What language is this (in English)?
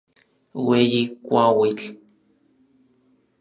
Orizaba Nahuatl